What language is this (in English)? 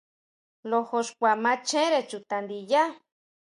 Huautla Mazatec